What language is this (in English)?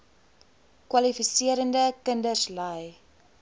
Afrikaans